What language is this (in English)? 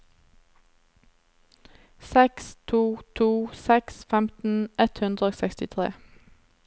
Norwegian